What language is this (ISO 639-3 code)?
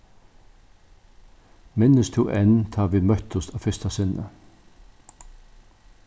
fao